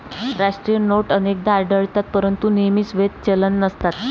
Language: Marathi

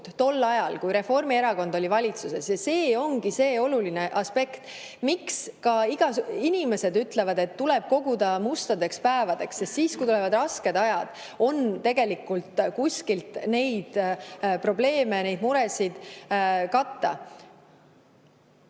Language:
Estonian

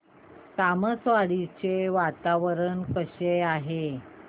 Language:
Marathi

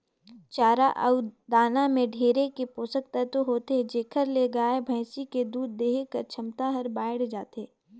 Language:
Chhattisgarhi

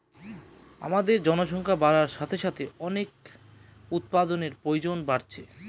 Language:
Bangla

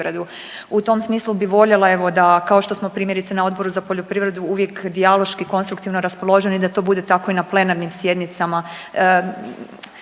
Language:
Croatian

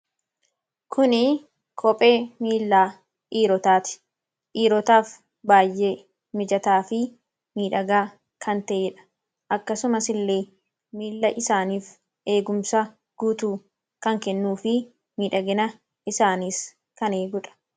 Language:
Oromo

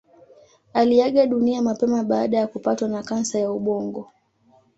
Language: Swahili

